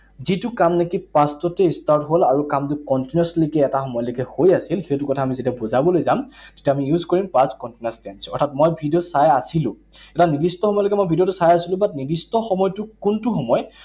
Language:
Assamese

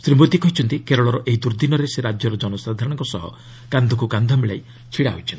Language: Odia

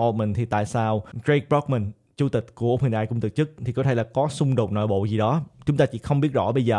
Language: Vietnamese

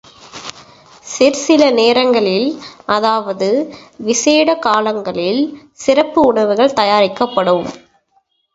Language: Tamil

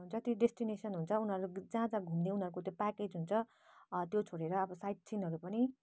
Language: Nepali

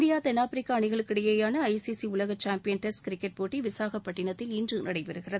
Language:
Tamil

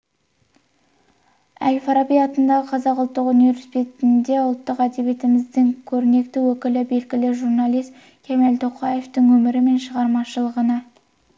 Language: Kazakh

